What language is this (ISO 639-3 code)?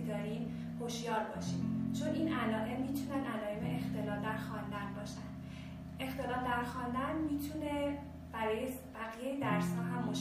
fas